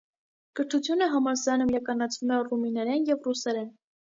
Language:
Armenian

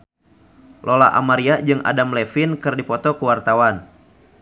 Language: Sundanese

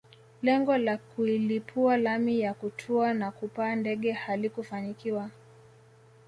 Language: Swahili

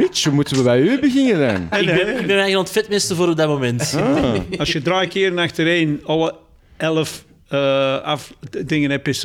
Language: Dutch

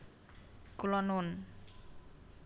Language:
Javanese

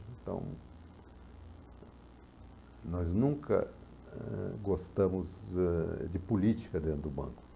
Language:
Portuguese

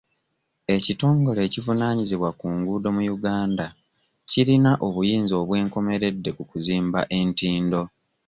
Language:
Ganda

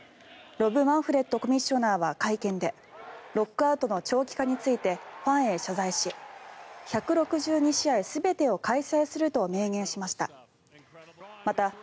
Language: Japanese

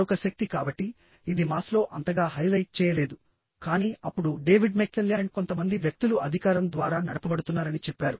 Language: Telugu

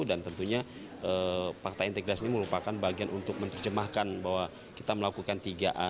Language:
Indonesian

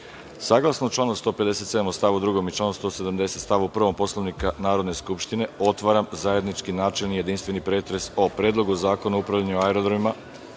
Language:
Serbian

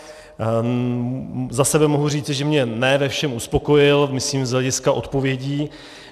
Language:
Czech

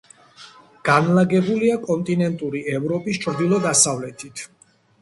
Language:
Georgian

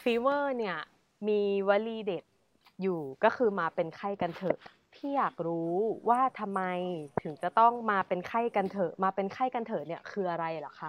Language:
Thai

